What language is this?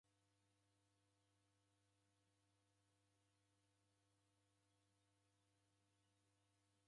Taita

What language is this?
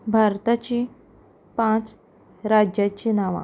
Konkani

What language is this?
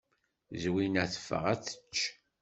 Kabyle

